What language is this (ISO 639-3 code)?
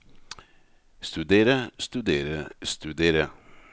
nor